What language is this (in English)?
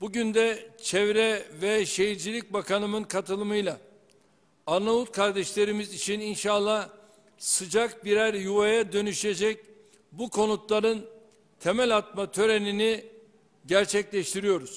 Turkish